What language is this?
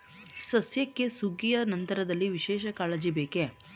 Kannada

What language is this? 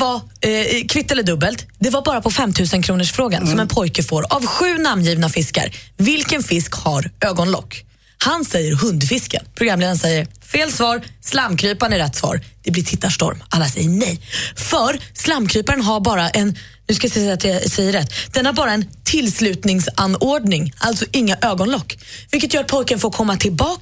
Swedish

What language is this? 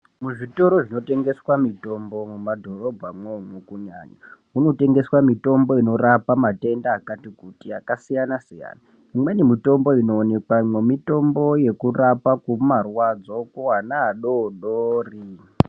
Ndau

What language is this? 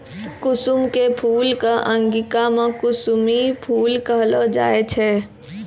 Maithili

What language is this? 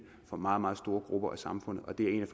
Danish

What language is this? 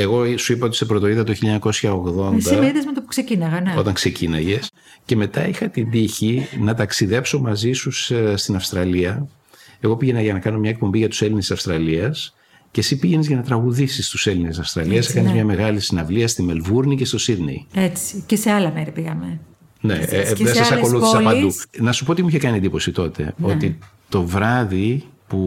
Greek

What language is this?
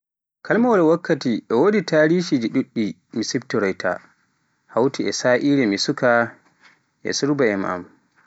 Pular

